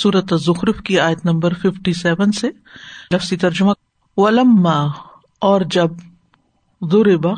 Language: Urdu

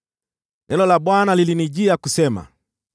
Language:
Swahili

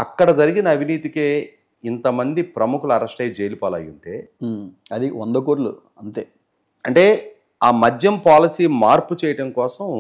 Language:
Telugu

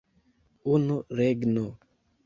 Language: Esperanto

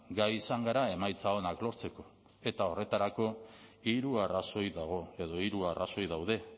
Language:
Basque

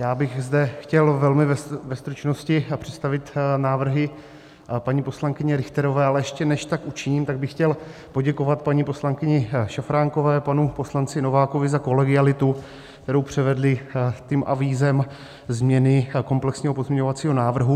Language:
Czech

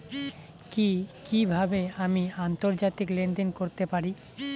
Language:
Bangla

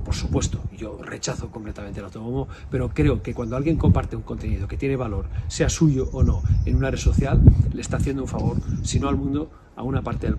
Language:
Spanish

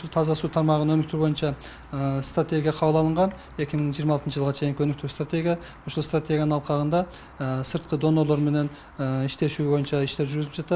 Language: Russian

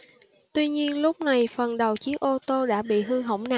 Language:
Vietnamese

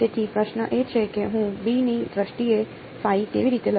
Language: Gujarati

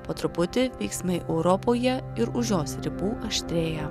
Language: Lithuanian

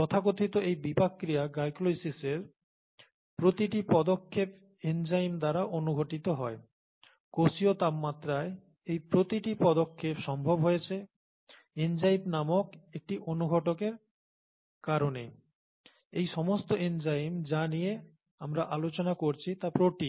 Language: Bangla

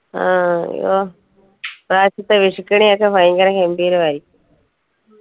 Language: Malayalam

